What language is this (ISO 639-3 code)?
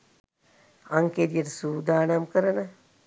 sin